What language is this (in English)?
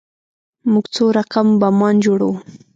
Pashto